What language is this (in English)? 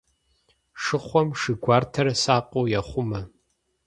Kabardian